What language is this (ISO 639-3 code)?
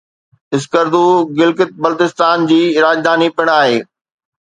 snd